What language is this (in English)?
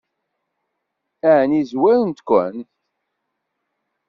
Kabyle